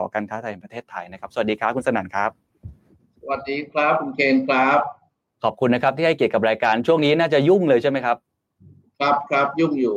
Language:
Thai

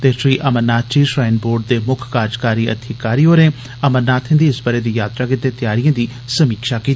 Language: Dogri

